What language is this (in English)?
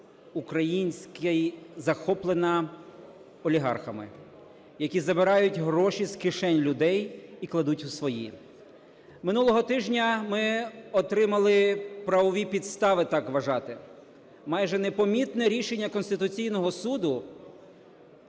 Ukrainian